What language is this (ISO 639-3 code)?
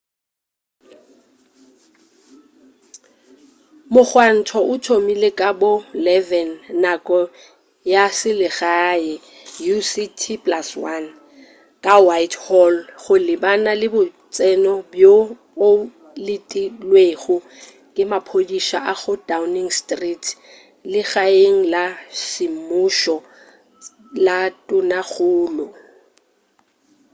nso